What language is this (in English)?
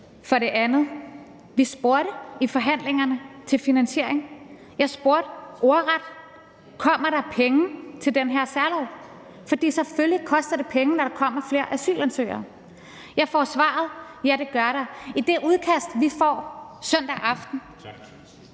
Danish